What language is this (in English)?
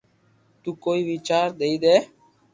Loarki